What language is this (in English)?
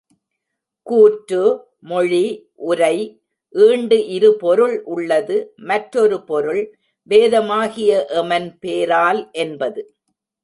Tamil